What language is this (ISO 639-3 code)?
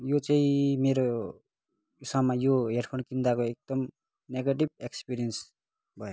nep